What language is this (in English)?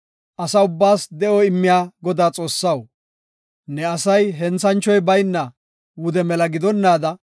Gofa